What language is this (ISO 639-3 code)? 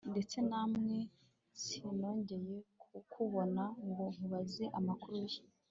kin